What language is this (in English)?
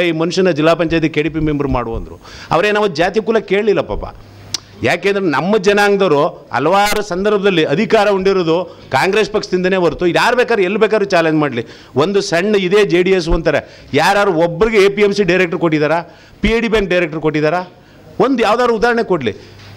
Kannada